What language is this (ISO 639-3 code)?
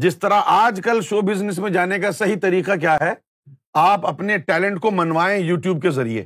urd